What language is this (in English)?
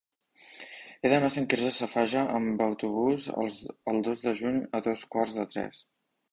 Catalan